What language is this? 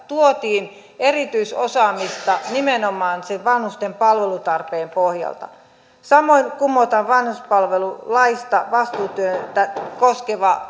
Finnish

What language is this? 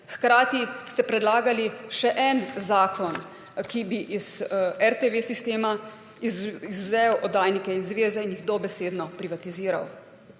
Slovenian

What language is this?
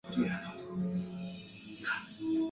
Chinese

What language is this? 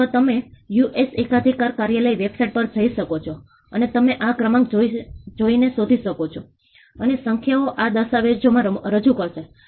Gujarati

